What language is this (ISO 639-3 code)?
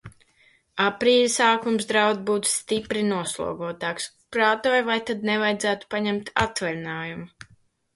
lav